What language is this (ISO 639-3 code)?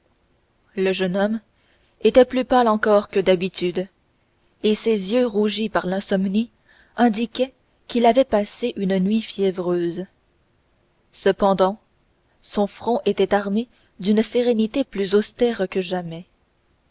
fra